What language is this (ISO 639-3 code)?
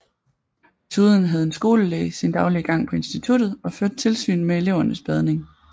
dan